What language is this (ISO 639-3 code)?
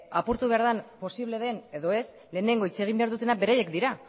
eus